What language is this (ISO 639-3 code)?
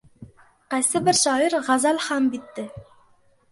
uzb